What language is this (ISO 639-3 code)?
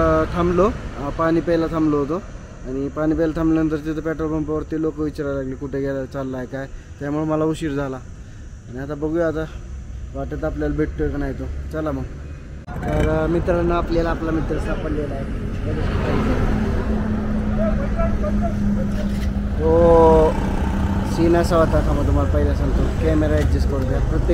mar